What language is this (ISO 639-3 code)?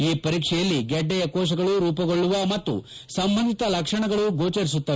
kan